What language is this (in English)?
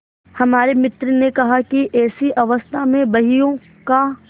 Hindi